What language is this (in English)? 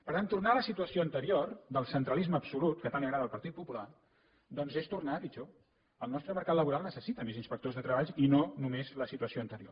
Catalan